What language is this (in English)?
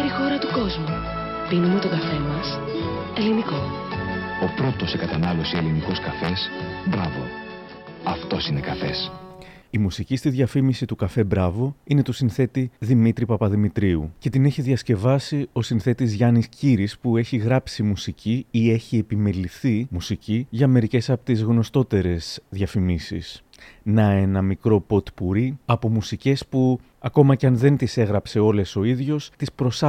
Greek